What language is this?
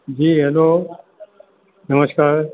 Sindhi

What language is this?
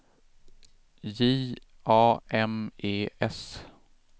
Swedish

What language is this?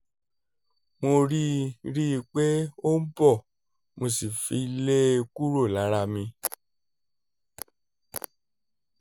Yoruba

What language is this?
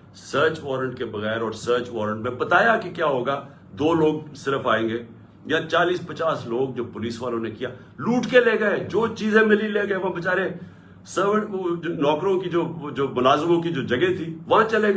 Urdu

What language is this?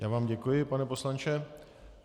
Czech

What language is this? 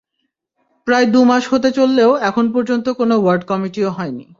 Bangla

